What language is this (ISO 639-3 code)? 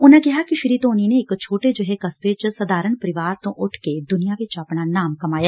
pan